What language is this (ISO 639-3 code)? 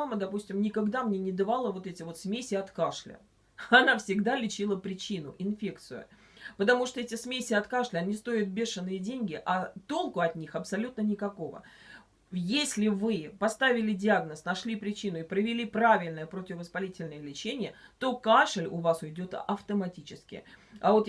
rus